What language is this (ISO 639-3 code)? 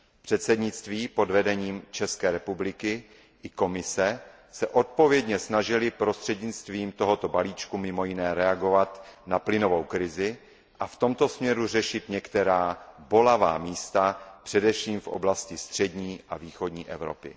ces